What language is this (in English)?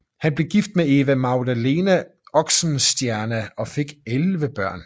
Danish